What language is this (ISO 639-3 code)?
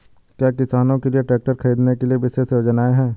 hin